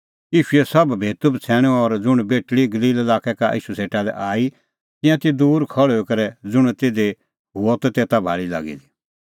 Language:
Kullu Pahari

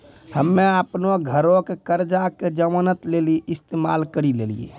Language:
Maithili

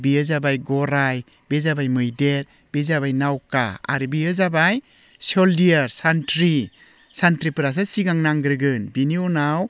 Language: Bodo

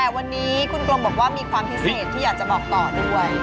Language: Thai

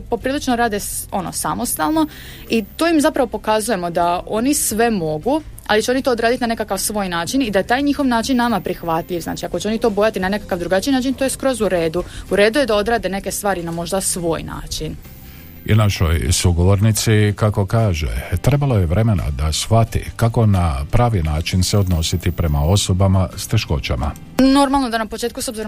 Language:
Croatian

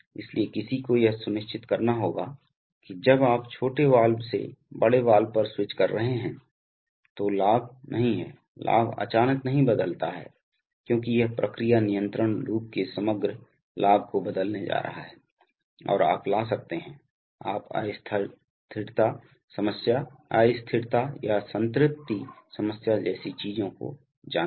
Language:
Hindi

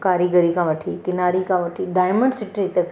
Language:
Sindhi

